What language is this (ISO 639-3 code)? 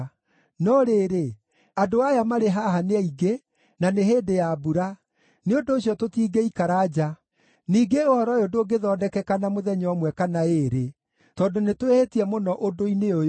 kik